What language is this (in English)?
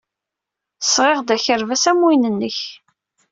Kabyle